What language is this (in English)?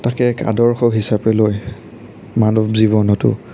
Assamese